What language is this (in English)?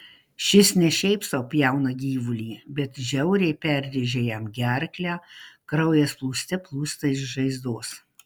Lithuanian